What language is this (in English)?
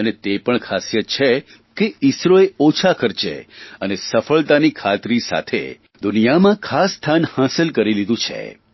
Gujarati